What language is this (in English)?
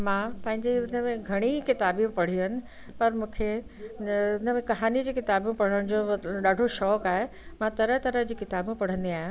Sindhi